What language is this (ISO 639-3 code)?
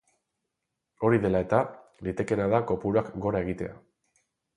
eus